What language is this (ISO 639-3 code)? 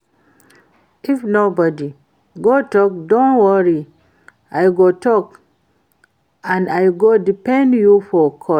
pcm